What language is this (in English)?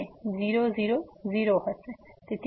Gujarati